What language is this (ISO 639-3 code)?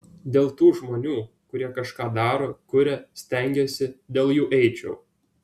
lit